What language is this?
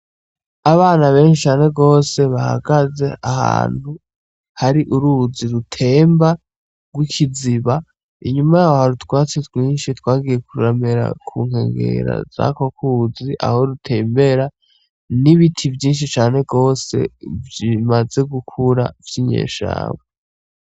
Rundi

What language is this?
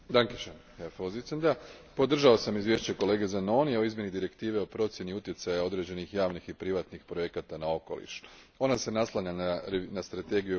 Croatian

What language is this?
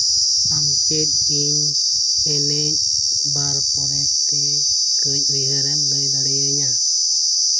Santali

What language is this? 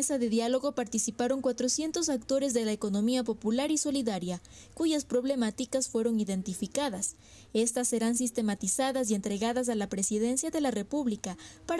Spanish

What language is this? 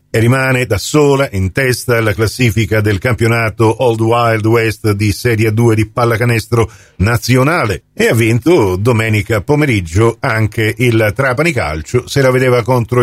Italian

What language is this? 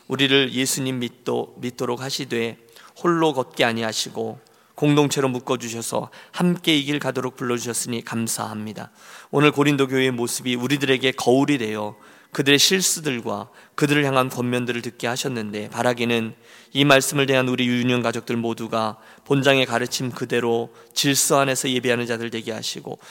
Korean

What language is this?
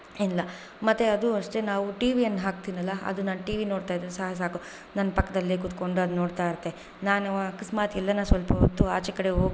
Kannada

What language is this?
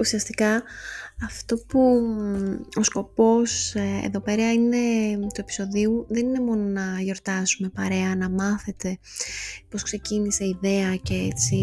Greek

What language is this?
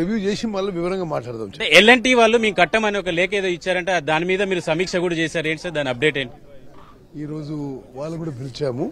Telugu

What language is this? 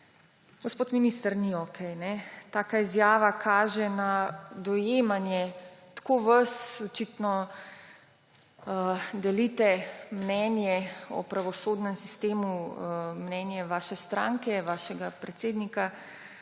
Slovenian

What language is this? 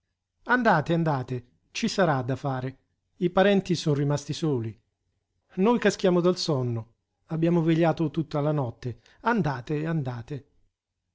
Italian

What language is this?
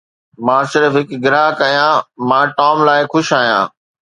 Sindhi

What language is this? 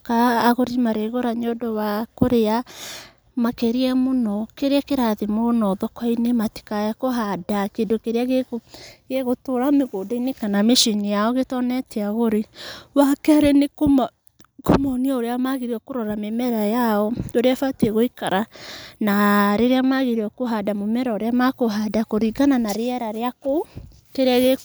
Kikuyu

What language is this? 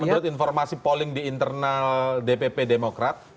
Indonesian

